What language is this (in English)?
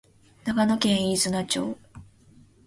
Japanese